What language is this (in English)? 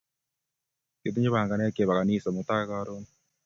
Kalenjin